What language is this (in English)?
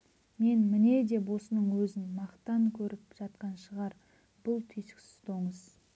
Kazakh